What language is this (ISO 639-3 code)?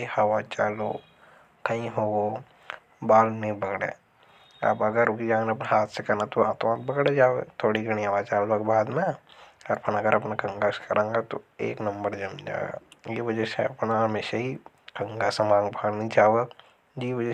hoj